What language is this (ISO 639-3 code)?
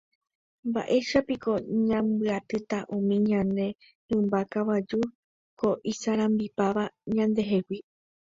grn